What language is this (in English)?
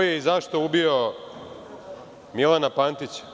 Serbian